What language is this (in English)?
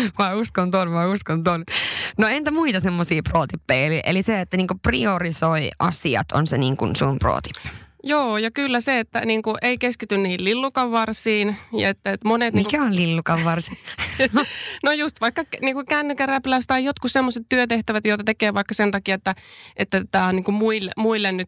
Finnish